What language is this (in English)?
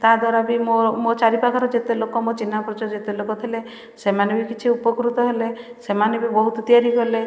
Odia